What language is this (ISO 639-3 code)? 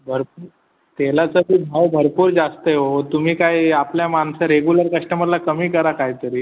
mar